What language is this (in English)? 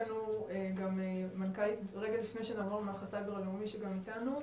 Hebrew